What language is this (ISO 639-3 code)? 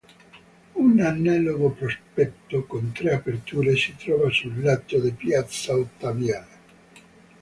ita